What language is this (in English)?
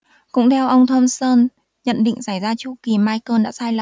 Vietnamese